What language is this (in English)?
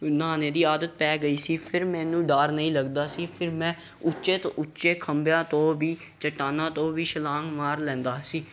Punjabi